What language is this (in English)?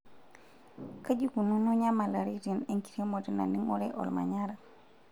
Masai